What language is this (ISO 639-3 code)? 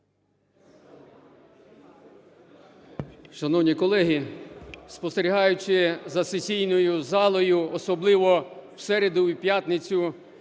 ukr